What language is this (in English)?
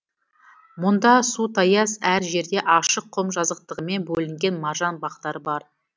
Kazakh